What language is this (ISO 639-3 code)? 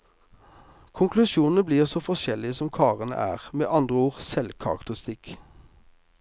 nor